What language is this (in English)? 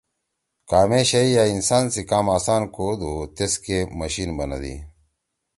Torwali